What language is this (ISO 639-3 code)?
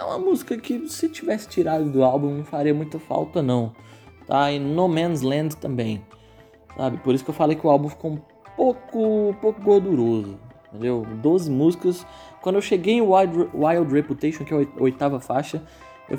por